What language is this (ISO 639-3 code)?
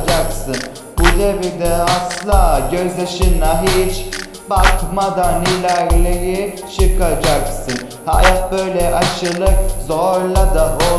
tur